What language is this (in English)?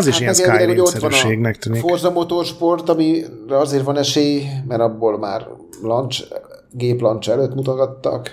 Hungarian